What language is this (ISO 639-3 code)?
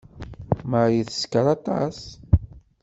kab